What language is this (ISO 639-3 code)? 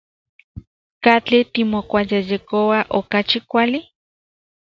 ncx